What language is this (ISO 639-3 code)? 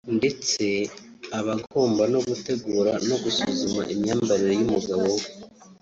kin